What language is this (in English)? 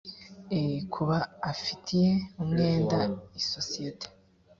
Kinyarwanda